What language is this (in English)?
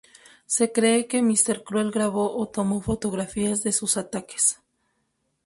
Spanish